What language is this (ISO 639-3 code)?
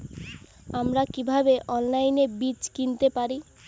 ben